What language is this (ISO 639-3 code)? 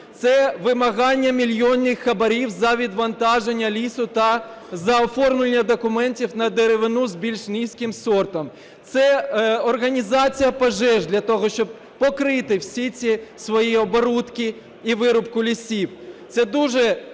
ukr